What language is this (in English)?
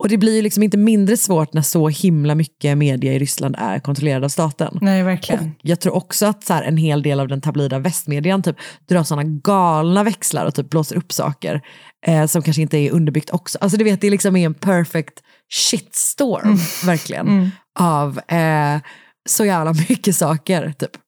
Swedish